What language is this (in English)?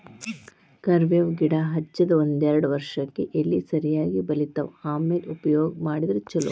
Kannada